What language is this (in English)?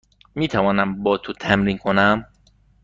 Persian